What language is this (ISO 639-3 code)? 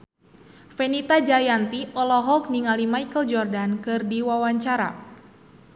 sun